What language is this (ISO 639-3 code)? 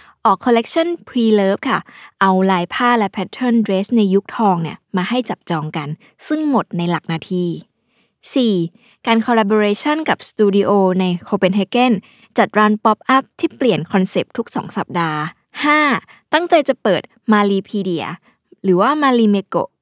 tha